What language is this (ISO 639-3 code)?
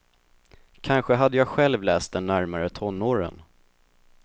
swe